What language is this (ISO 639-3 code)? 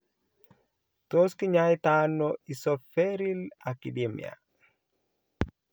kln